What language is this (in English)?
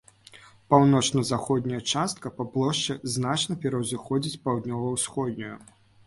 Belarusian